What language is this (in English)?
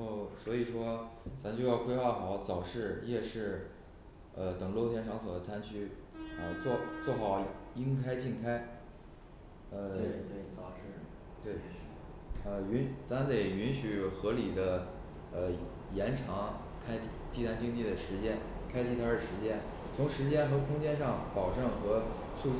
Chinese